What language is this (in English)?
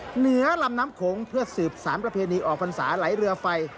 Thai